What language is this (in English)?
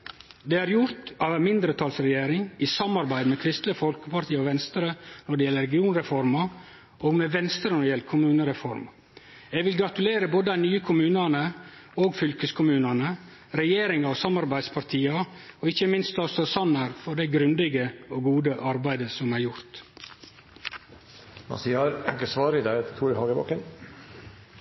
Norwegian